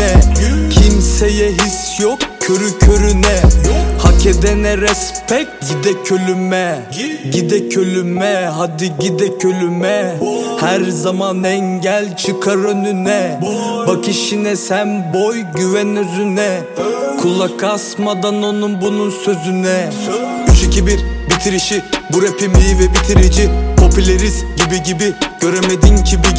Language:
Turkish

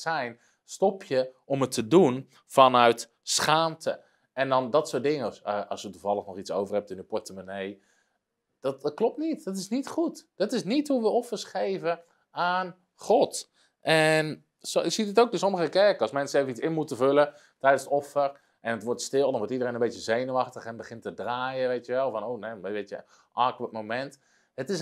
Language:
Dutch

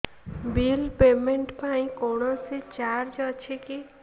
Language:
Odia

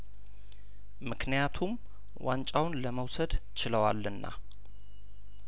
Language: Amharic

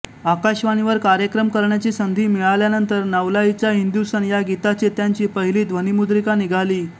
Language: Marathi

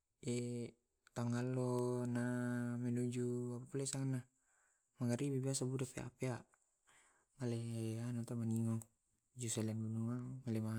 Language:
Tae'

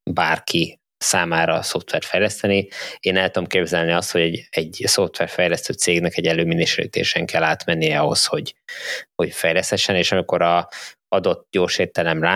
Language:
Hungarian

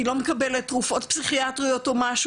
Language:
Hebrew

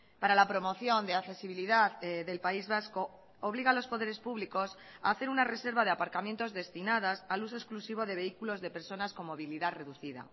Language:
Spanish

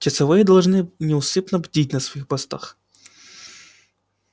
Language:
Russian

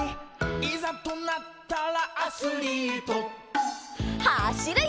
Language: Japanese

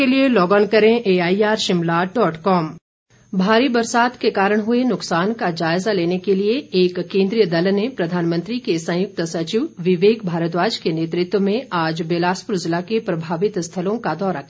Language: Hindi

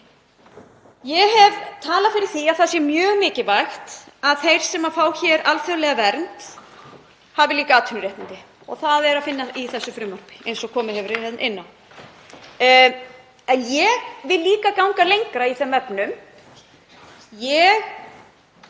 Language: Icelandic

